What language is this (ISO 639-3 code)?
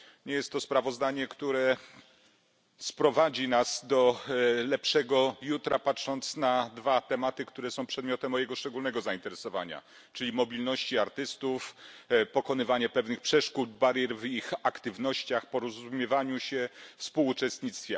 pol